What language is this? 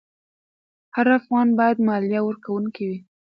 Pashto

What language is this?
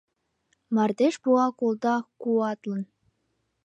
Mari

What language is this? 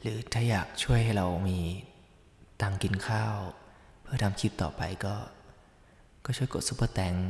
Thai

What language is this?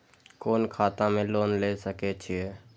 Maithili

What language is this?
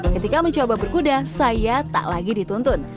Indonesian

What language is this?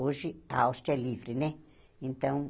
Portuguese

